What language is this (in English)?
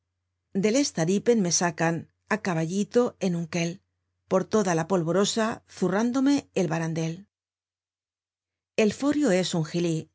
Spanish